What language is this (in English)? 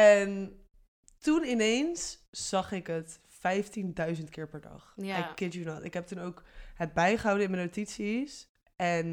Dutch